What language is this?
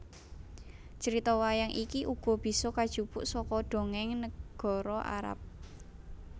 Javanese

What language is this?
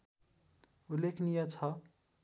Nepali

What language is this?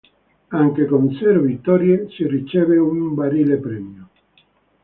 Italian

